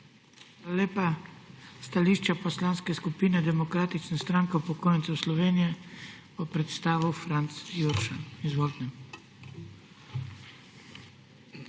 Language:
Slovenian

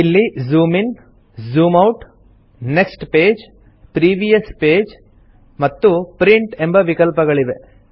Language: Kannada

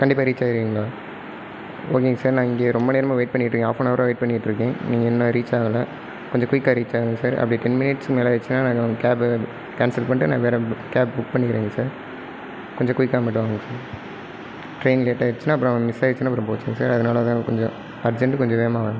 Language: Tamil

